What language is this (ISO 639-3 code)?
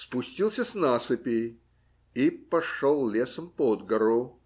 rus